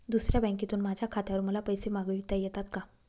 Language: Marathi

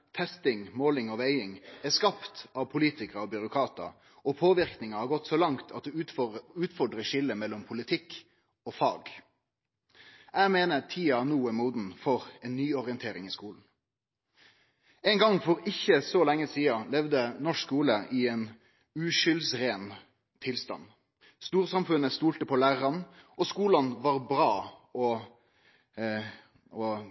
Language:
Norwegian Nynorsk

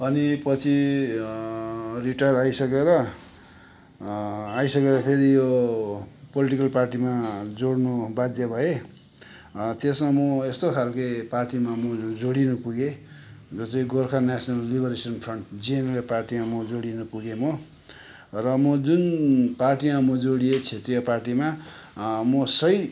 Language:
Nepali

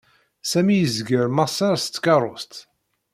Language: Kabyle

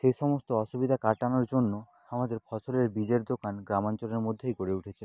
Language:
Bangla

